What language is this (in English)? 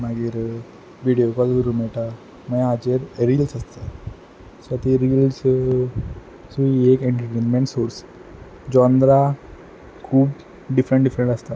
Konkani